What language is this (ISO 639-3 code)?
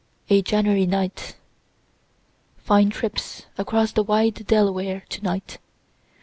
eng